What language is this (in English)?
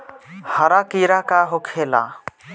Bhojpuri